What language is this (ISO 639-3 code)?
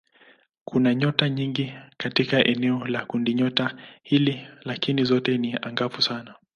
swa